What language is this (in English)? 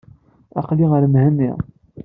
Kabyle